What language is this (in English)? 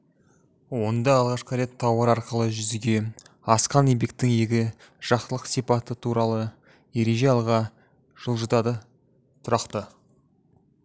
Kazakh